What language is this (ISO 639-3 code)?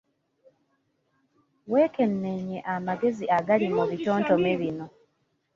lug